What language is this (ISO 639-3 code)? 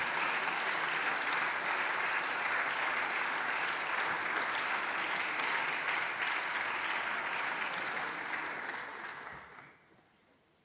ita